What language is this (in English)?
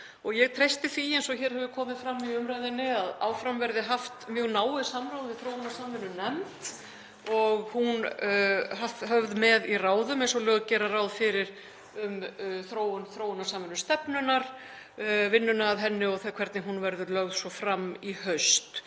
Icelandic